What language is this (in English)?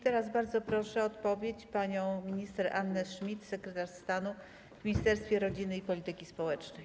Polish